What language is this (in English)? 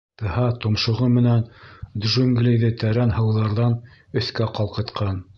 Bashkir